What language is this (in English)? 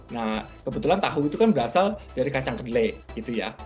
Indonesian